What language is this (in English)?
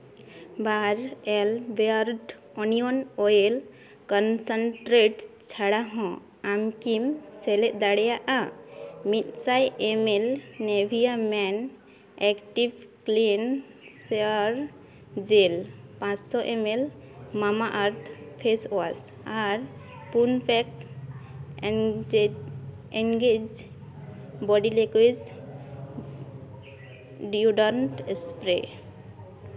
Santali